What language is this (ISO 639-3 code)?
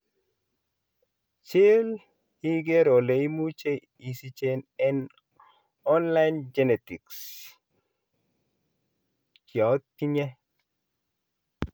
kln